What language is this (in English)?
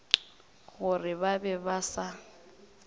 Northern Sotho